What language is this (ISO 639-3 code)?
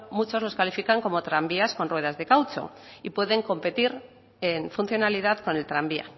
spa